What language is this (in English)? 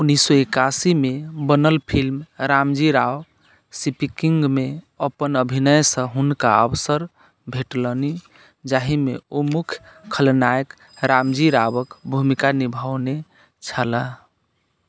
Maithili